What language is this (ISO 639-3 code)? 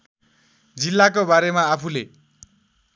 nep